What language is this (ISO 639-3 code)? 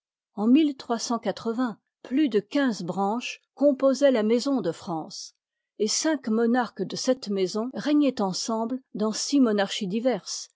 fra